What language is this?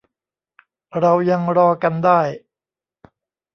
Thai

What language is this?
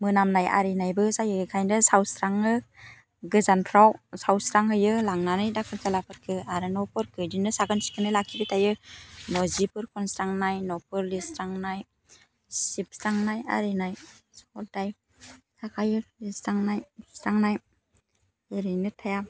Bodo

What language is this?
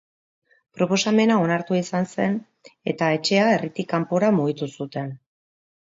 Basque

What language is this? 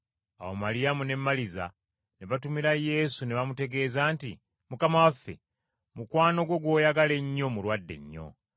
Ganda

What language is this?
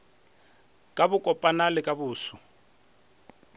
Northern Sotho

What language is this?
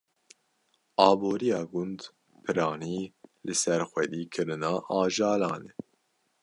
Kurdish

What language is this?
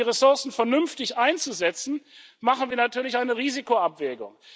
German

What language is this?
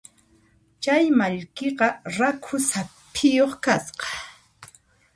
Puno Quechua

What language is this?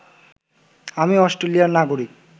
Bangla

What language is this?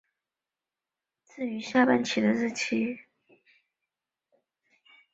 Chinese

